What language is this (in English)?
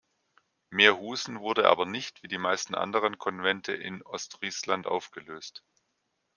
German